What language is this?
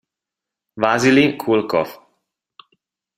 Italian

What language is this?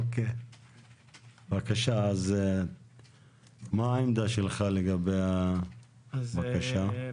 Hebrew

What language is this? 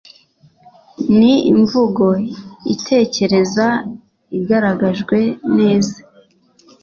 Kinyarwanda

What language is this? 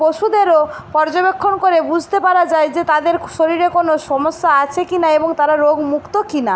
Bangla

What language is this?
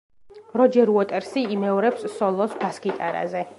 Georgian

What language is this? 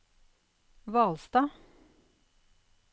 Norwegian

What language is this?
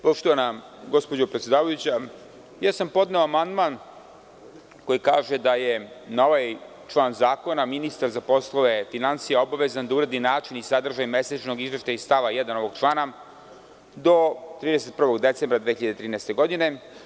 Serbian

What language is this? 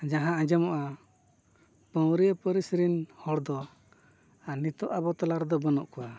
Santali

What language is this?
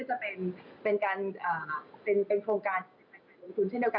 Thai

